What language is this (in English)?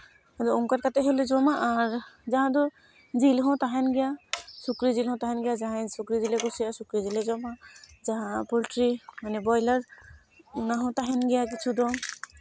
Santali